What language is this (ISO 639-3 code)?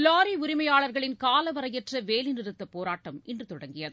tam